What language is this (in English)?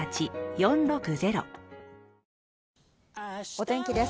Japanese